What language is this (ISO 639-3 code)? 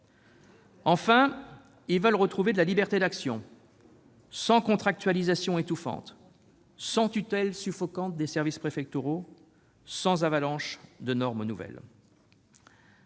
fra